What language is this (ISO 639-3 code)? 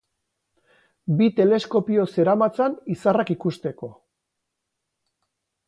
eus